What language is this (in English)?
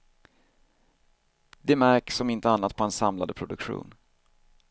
Swedish